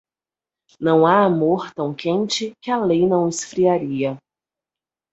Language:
Portuguese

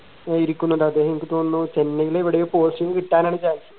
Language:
Malayalam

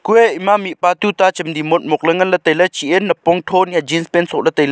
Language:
Wancho Naga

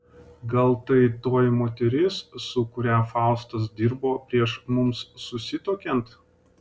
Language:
Lithuanian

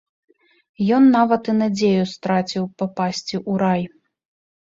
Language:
Belarusian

